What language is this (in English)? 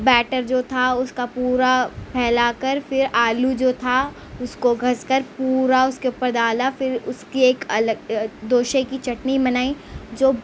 Urdu